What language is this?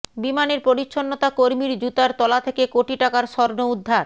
Bangla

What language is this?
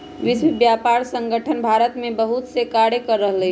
Magahi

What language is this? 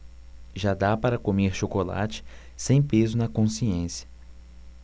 Portuguese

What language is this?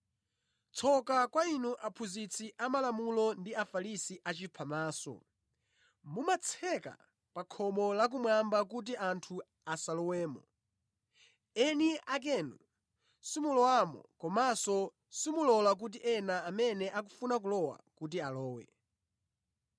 Nyanja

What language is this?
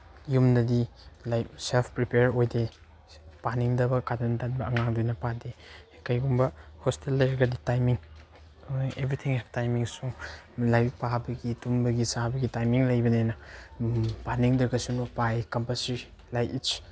Manipuri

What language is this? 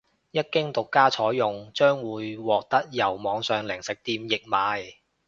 Cantonese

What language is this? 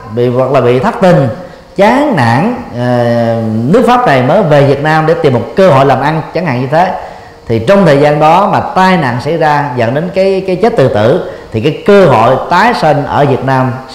Vietnamese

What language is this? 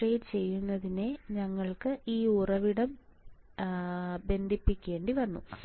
Malayalam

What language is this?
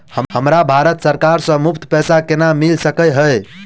Maithili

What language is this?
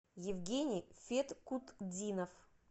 Russian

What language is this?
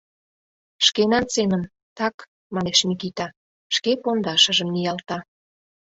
Mari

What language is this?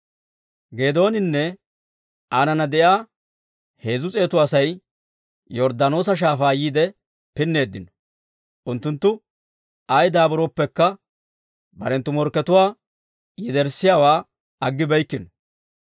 Dawro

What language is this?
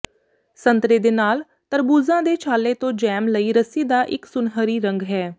Punjabi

